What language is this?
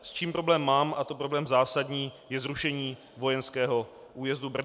Czech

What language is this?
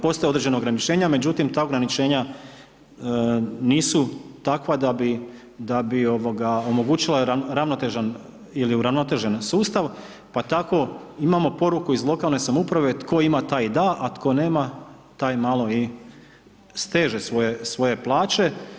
Croatian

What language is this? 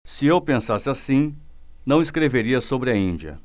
Portuguese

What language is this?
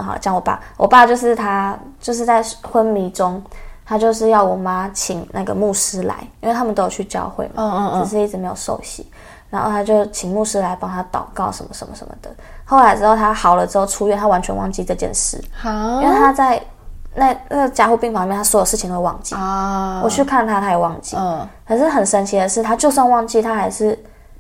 Chinese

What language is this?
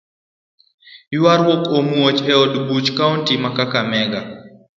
Luo (Kenya and Tanzania)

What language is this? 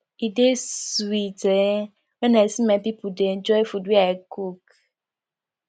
Nigerian Pidgin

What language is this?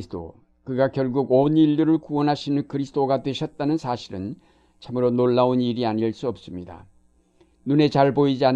Korean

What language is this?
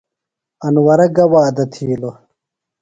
Phalura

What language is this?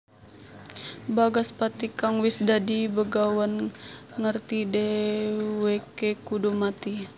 Javanese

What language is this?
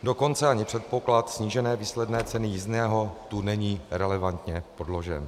Czech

